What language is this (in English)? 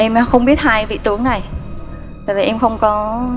Vietnamese